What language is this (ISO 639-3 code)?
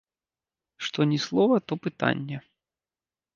bel